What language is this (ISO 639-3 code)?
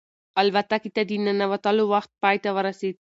pus